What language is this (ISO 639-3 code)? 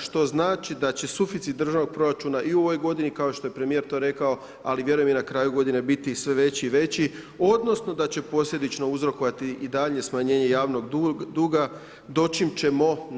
hrv